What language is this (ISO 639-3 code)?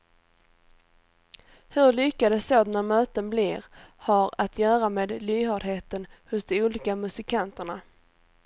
swe